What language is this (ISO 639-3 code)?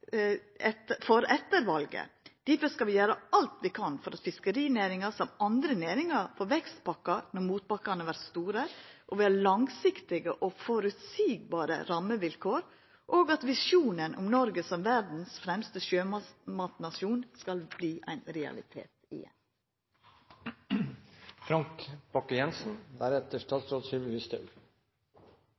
nor